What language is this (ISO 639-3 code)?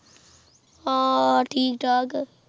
pan